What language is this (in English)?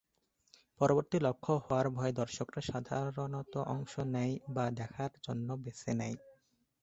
Bangla